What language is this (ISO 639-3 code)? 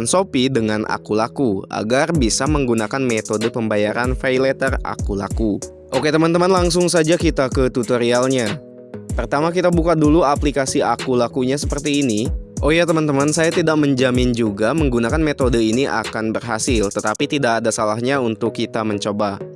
ind